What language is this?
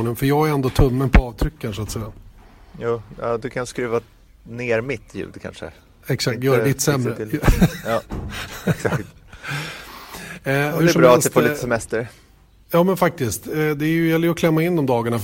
Swedish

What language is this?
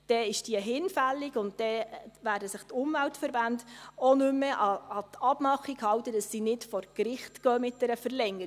Swiss German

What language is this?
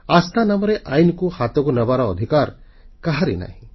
Odia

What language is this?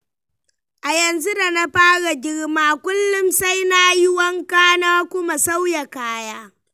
Hausa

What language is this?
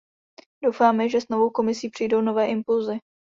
Czech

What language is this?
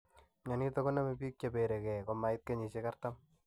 Kalenjin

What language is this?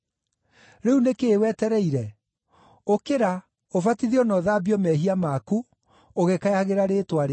Kikuyu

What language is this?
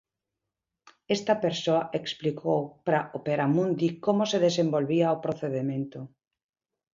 Galician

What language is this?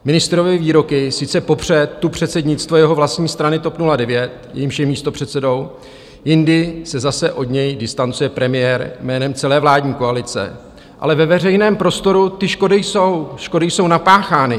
Czech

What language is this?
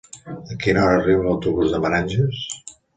Catalan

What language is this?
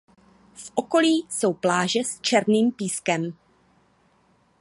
Czech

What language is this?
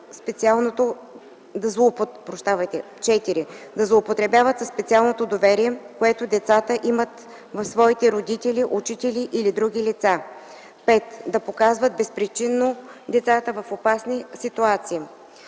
Bulgarian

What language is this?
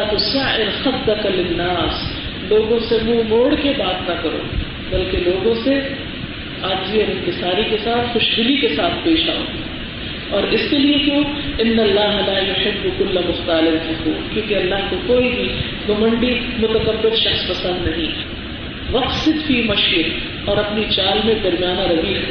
Urdu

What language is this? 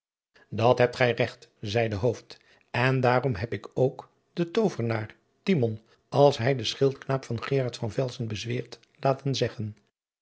Dutch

